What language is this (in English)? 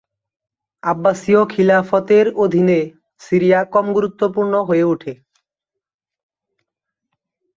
Bangla